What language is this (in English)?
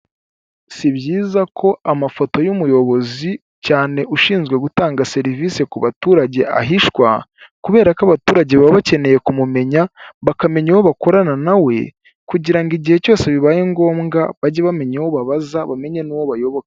Kinyarwanda